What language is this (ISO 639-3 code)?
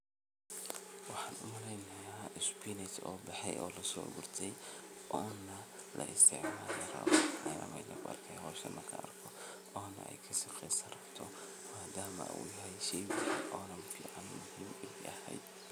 som